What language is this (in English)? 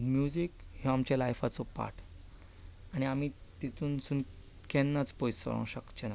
Konkani